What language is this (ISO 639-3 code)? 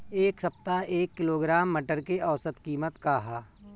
bho